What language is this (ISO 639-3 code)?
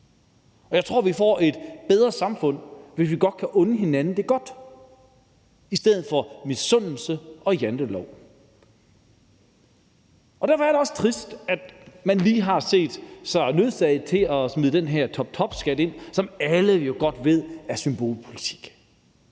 dan